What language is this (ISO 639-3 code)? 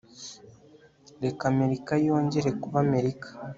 kin